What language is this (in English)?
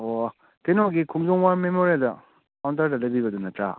Manipuri